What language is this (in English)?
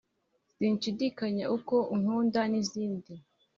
Kinyarwanda